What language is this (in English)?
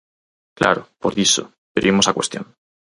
Galician